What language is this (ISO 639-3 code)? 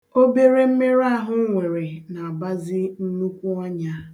ibo